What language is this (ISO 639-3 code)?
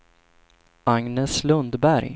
swe